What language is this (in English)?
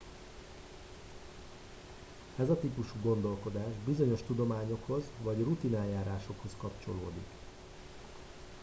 Hungarian